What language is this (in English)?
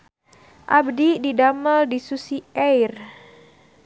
Sundanese